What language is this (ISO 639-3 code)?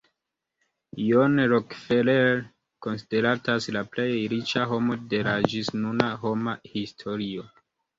epo